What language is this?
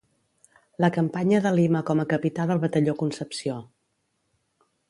Catalan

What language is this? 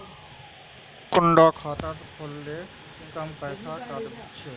Magahi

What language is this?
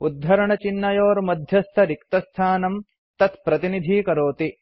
Sanskrit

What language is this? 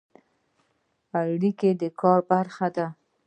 Pashto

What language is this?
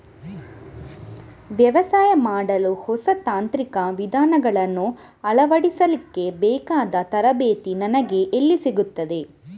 Kannada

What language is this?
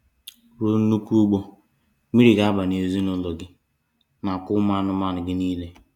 Igbo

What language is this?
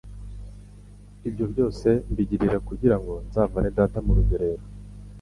Kinyarwanda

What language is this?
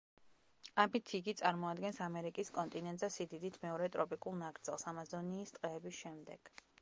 Georgian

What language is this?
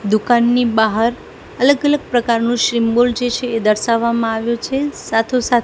Gujarati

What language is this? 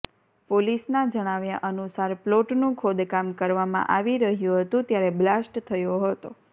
Gujarati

